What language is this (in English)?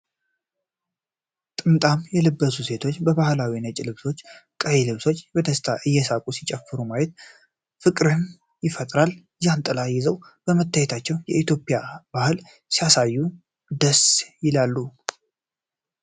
Amharic